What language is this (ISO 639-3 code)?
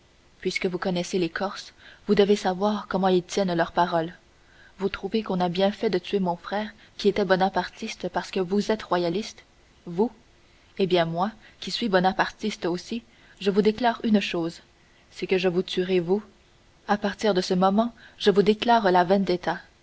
fra